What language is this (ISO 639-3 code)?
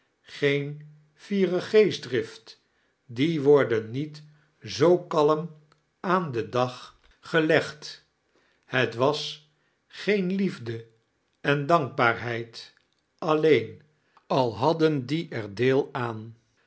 nld